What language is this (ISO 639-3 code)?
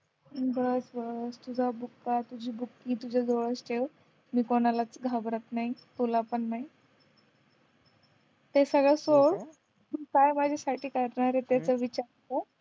mar